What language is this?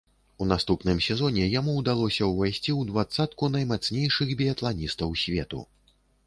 Belarusian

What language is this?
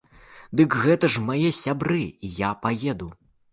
Belarusian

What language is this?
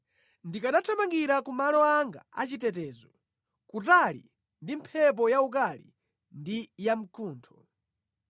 Nyanja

